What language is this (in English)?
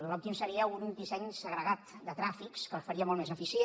Catalan